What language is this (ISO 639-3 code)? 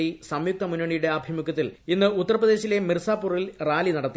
mal